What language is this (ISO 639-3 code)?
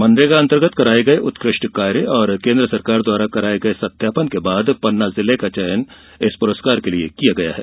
hin